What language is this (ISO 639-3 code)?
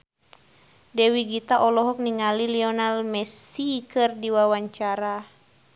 sun